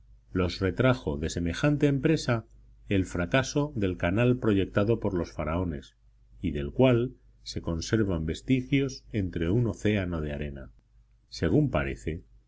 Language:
Spanish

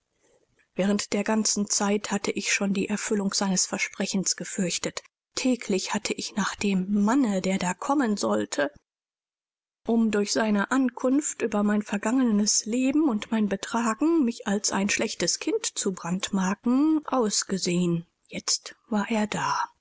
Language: German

